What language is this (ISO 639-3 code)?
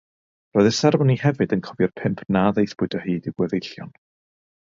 cym